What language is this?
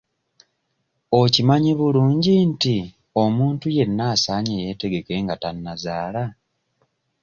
Ganda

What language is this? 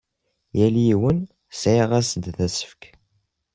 Kabyle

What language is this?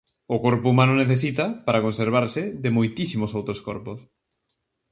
Galician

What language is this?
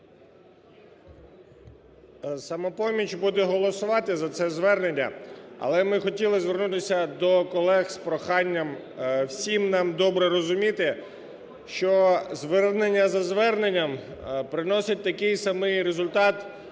Ukrainian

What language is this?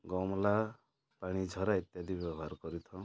Odia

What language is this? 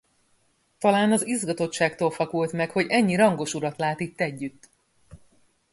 Hungarian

